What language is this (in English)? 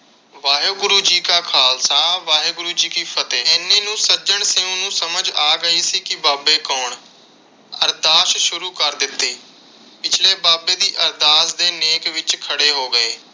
Punjabi